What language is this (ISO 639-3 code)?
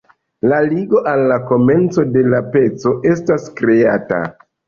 epo